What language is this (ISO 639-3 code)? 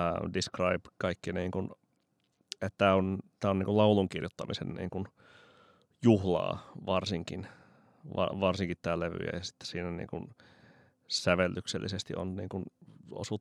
fin